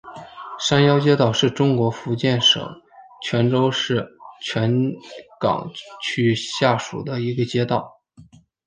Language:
Chinese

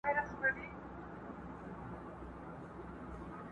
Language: Pashto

